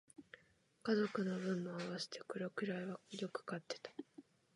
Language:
Japanese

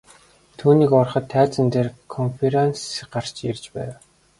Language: Mongolian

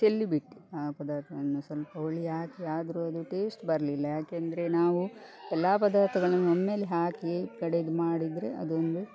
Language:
Kannada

